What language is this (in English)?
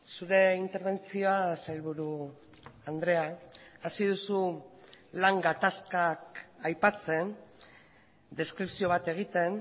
Basque